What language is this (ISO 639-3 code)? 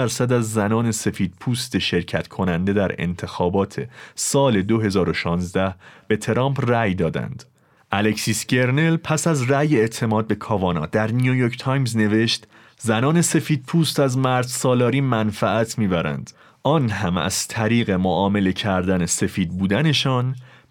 fas